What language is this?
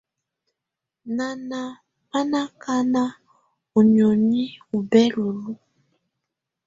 Tunen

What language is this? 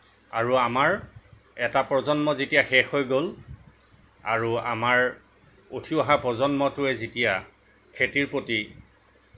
Assamese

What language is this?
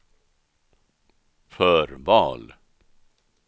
Swedish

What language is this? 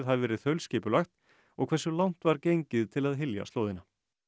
Icelandic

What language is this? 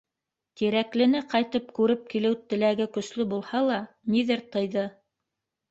Bashkir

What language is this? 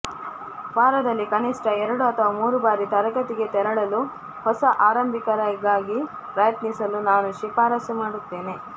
Kannada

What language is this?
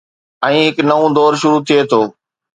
Sindhi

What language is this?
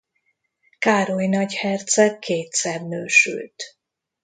Hungarian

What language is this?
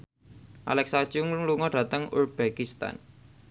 Javanese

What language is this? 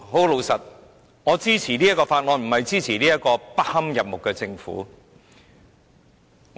Cantonese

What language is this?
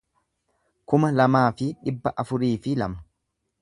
Oromo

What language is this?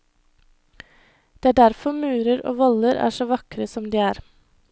Norwegian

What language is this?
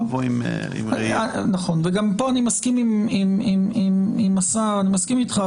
Hebrew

